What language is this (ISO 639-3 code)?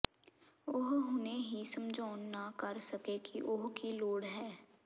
pan